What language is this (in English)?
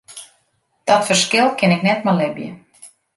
Western Frisian